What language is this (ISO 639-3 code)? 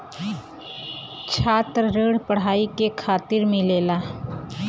bho